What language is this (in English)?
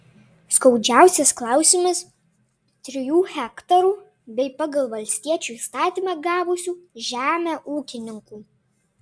Lithuanian